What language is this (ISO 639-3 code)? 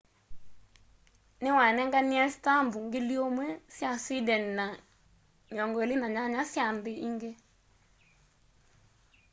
kam